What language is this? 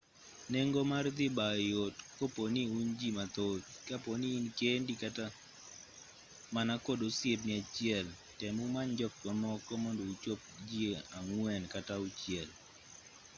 Luo (Kenya and Tanzania)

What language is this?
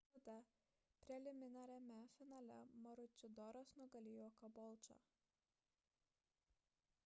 Lithuanian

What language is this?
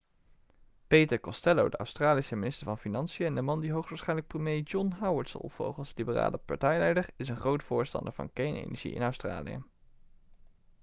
Dutch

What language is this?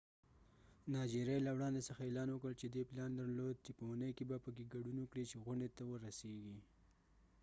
Pashto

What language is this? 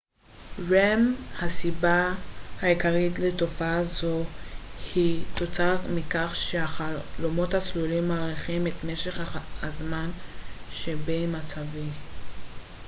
Hebrew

